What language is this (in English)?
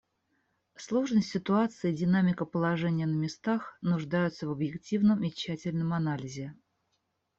Russian